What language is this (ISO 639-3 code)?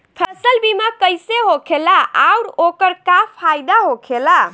bho